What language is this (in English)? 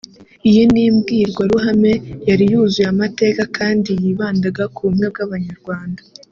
Kinyarwanda